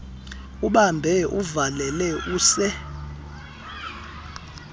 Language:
Xhosa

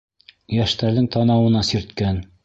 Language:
Bashkir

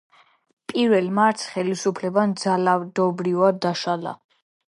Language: Georgian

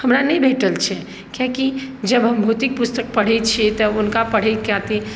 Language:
Maithili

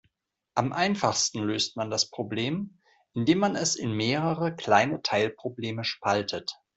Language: German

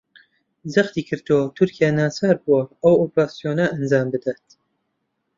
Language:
Central Kurdish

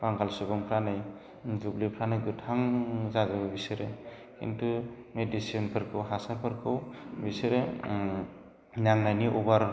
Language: Bodo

